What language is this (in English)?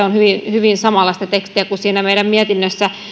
Finnish